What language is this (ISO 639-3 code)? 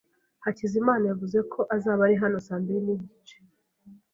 kin